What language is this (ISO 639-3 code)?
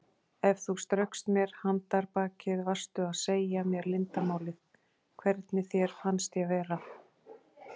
isl